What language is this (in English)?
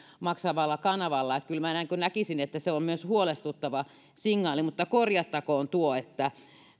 Finnish